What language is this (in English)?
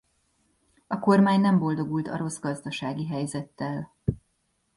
Hungarian